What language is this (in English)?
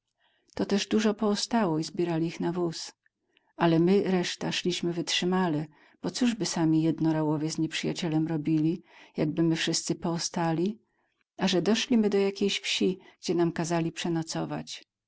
Polish